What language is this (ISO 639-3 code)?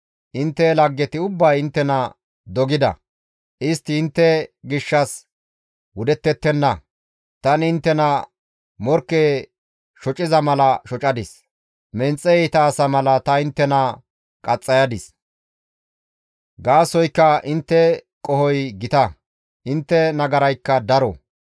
gmv